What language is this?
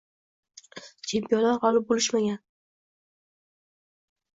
Uzbek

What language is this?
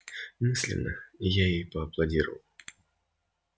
Russian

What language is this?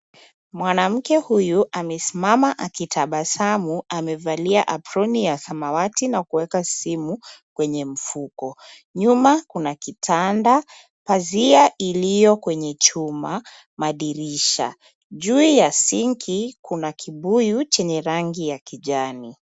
Swahili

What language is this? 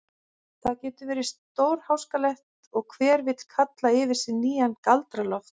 Icelandic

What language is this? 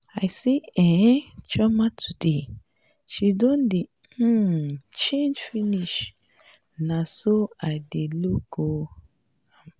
Nigerian Pidgin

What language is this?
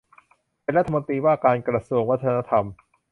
Thai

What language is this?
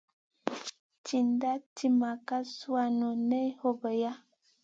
Masana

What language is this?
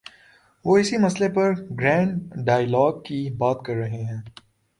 Urdu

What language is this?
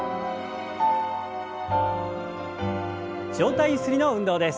Japanese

